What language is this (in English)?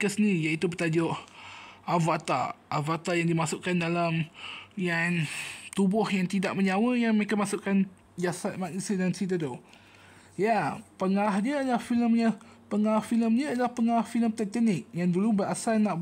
Malay